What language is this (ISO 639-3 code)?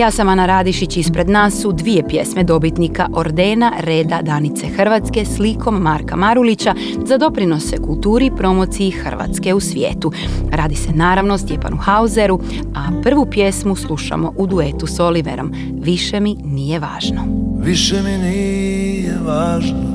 hrv